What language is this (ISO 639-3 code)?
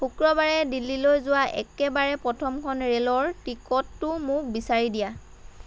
asm